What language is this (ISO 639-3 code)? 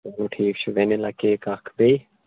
kas